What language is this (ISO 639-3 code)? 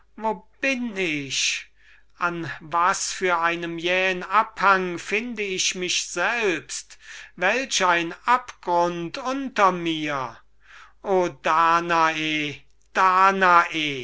deu